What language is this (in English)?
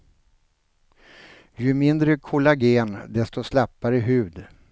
Swedish